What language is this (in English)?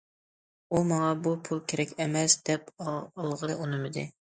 Uyghur